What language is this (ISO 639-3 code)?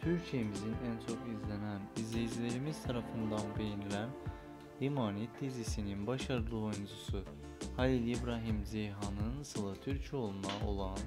tur